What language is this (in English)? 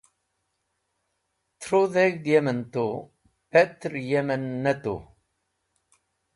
Wakhi